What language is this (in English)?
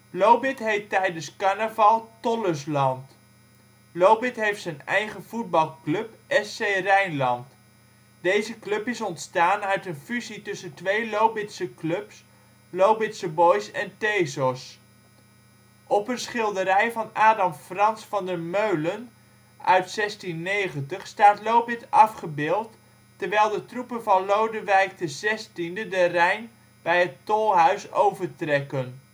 Dutch